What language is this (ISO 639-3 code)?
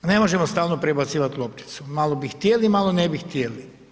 hrv